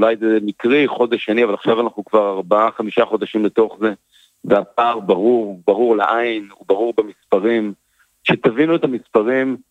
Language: Hebrew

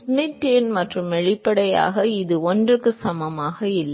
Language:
Tamil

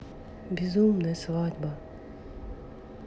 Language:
Russian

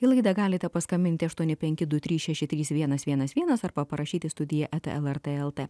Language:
Lithuanian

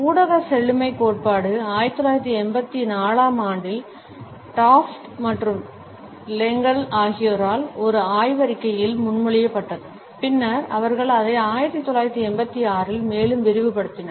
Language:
Tamil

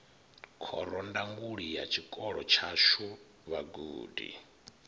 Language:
Venda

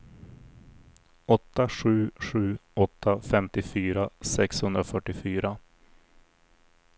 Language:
Swedish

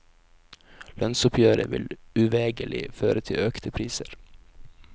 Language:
Norwegian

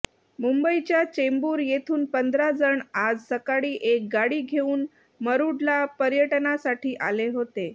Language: Marathi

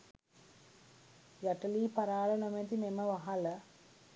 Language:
Sinhala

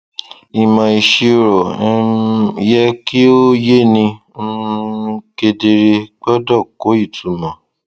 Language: Yoruba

